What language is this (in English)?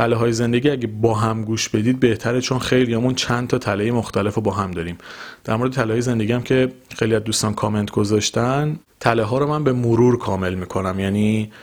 Persian